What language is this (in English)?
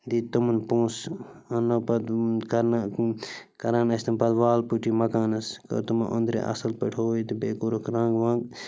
Kashmiri